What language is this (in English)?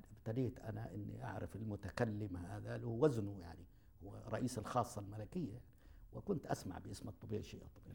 Arabic